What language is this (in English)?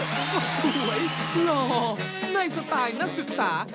Thai